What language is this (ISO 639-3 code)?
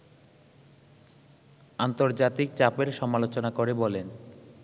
ben